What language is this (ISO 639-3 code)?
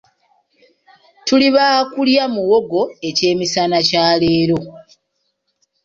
lug